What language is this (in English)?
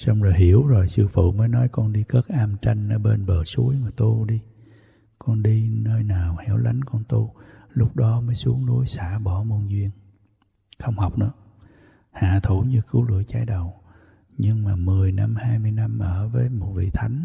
Vietnamese